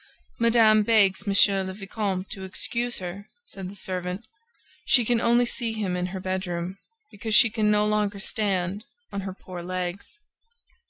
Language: English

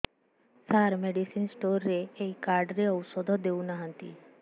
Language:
Odia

